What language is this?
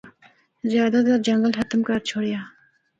Northern Hindko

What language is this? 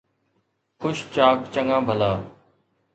Sindhi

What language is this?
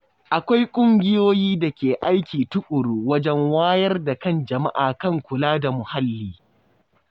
Hausa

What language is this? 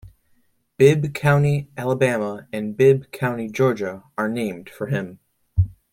English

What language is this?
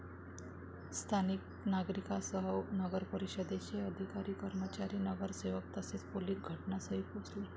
Marathi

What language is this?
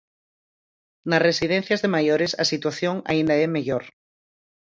Galician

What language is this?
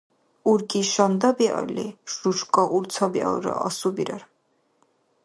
Dargwa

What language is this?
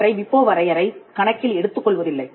Tamil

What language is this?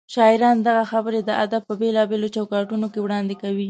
Pashto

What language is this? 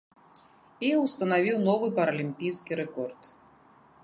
Belarusian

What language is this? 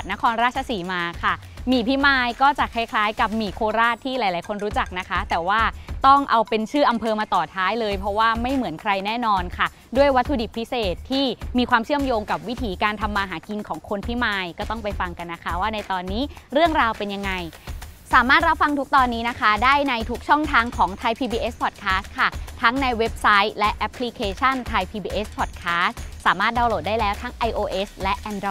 Thai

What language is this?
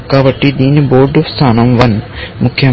Telugu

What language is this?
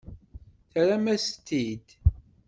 Kabyle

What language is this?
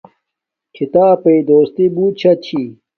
Domaaki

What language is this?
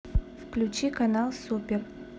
Russian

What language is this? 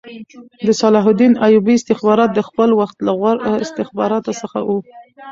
Pashto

